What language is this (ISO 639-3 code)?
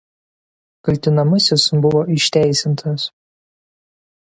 lit